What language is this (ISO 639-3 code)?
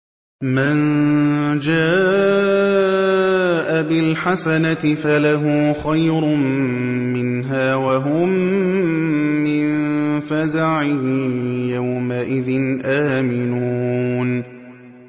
ara